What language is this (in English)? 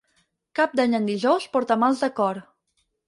Catalan